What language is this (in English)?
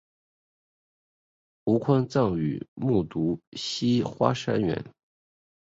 Chinese